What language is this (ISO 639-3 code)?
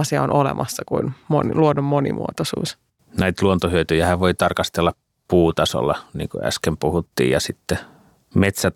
fin